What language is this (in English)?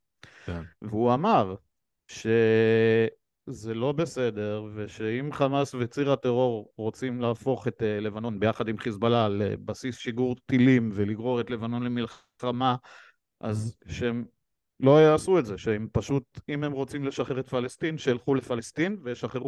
Hebrew